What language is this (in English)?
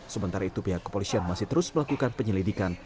Indonesian